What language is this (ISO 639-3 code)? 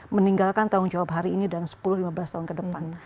ind